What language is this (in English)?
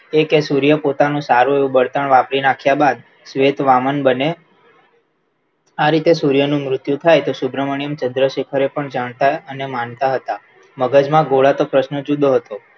Gujarati